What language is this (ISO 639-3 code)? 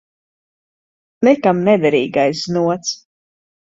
lav